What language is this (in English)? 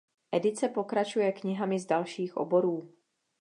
Czech